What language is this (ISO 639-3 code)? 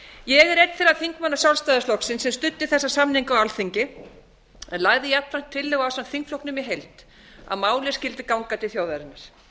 isl